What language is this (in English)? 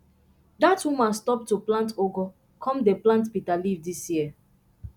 Nigerian Pidgin